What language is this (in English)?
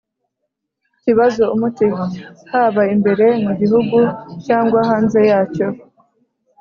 Kinyarwanda